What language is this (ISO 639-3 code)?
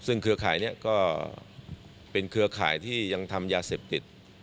tha